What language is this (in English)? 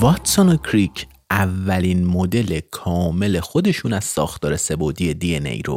Persian